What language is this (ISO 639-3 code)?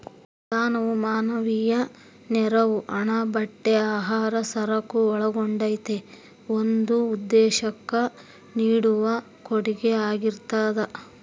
kan